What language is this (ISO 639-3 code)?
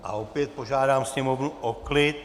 ces